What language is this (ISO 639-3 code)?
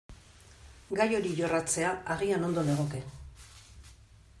eus